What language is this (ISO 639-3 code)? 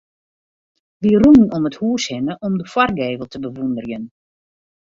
fry